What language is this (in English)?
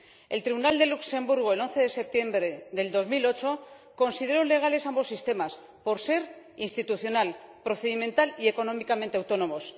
Spanish